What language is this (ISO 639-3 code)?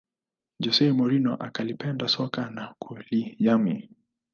swa